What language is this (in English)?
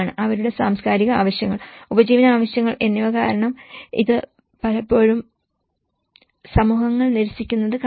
Malayalam